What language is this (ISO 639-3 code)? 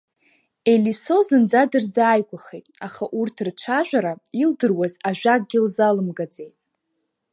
abk